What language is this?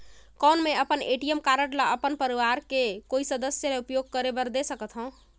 Chhattisgarhi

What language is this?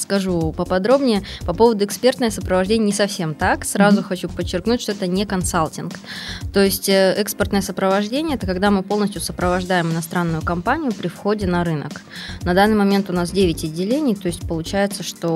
Russian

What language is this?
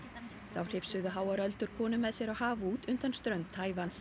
Icelandic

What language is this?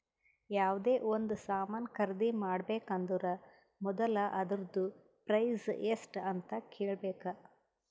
Kannada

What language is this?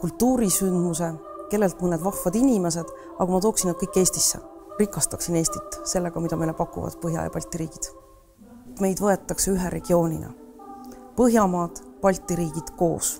Swedish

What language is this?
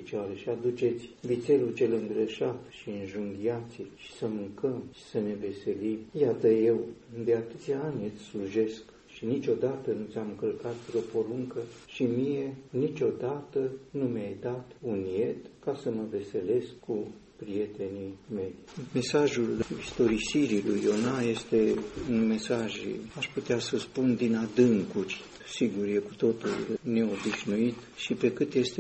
Romanian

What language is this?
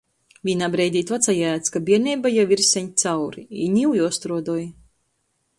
Latgalian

